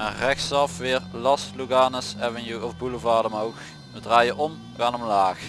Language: Dutch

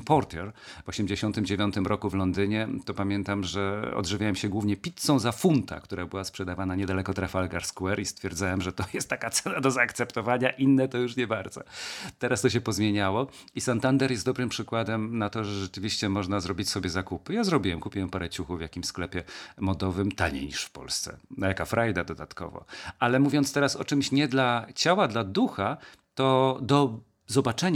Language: Polish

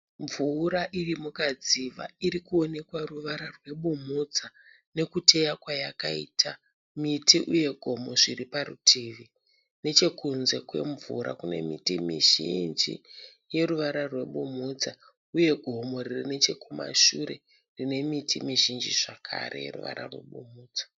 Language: Shona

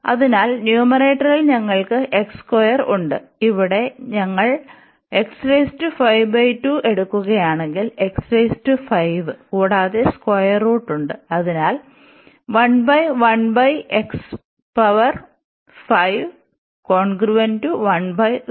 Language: Malayalam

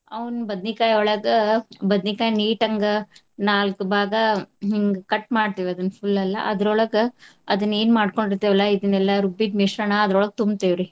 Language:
Kannada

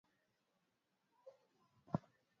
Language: Swahili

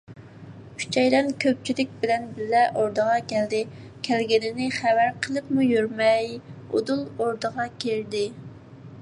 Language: Uyghur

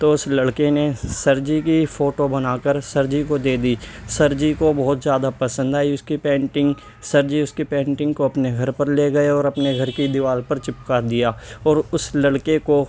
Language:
Urdu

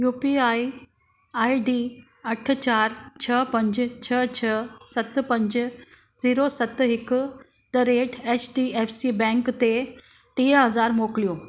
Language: Sindhi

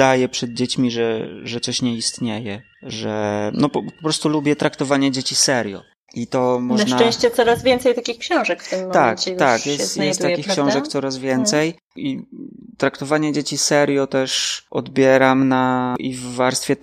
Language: Polish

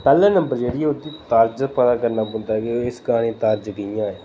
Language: Dogri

